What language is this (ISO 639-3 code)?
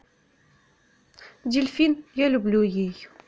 rus